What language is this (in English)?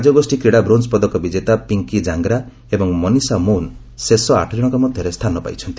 Odia